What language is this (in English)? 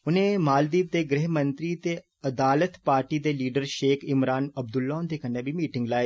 Dogri